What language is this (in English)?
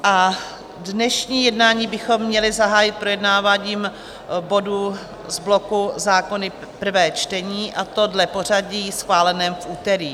Czech